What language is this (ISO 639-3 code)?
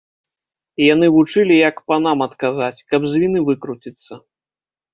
bel